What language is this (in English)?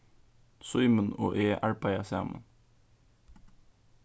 Faroese